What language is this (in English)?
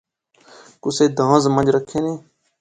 Pahari-Potwari